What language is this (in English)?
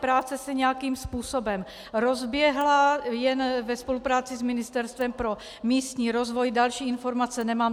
Czech